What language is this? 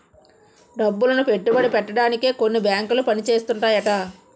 Telugu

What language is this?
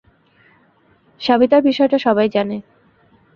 Bangla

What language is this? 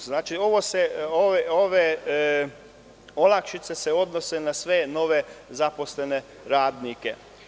Serbian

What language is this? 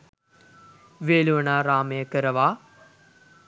Sinhala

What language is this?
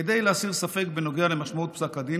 Hebrew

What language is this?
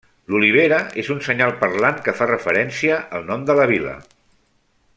Catalan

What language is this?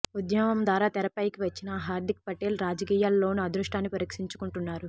Telugu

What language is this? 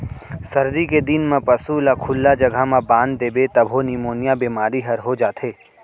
Chhattisgarhi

